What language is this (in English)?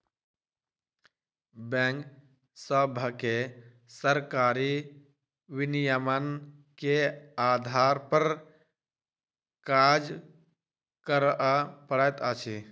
Maithili